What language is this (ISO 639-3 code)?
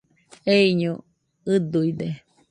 hux